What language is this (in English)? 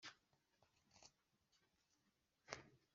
Kinyarwanda